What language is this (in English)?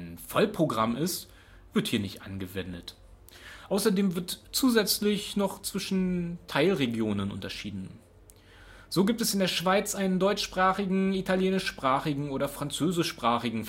German